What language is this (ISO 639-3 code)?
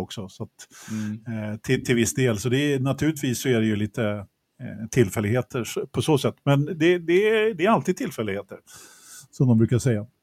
swe